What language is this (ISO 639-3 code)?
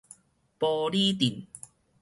nan